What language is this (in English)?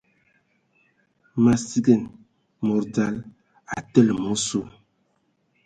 Ewondo